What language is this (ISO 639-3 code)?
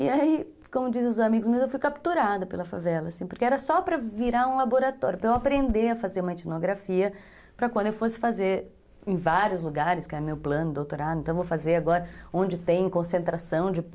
por